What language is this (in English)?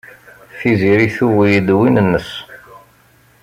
Kabyle